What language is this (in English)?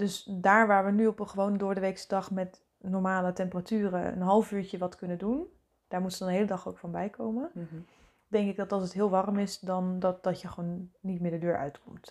Dutch